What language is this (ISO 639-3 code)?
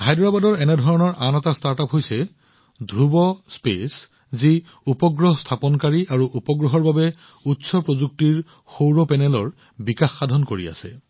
asm